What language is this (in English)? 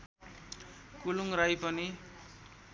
Nepali